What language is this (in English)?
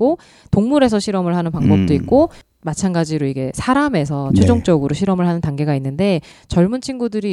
Korean